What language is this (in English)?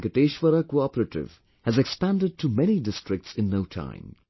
English